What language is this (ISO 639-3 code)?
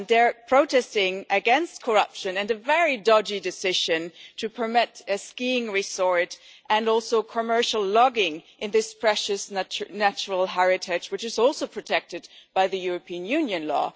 eng